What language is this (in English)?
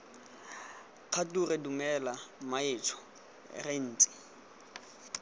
Tswana